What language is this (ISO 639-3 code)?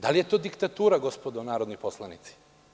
srp